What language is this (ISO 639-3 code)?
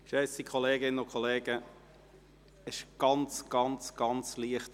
gsw